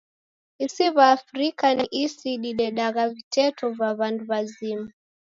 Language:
Taita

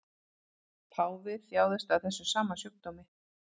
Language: Icelandic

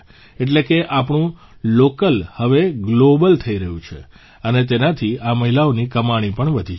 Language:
Gujarati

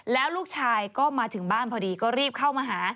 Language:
Thai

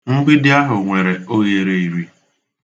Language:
Igbo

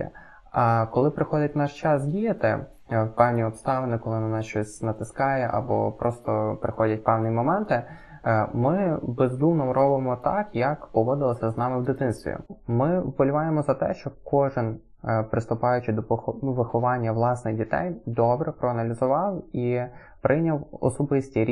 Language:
Ukrainian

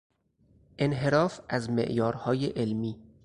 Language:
Persian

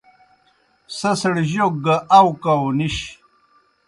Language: Kohistani Shina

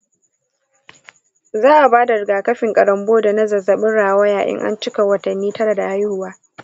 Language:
Hausa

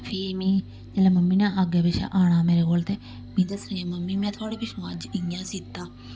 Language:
Dogri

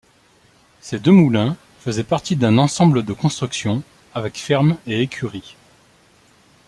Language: French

